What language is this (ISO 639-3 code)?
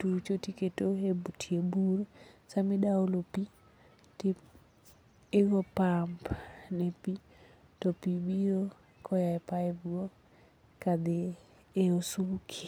luo